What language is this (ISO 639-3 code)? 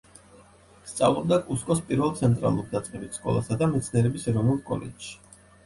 kat